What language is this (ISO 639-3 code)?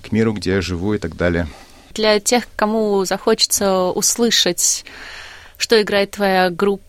rus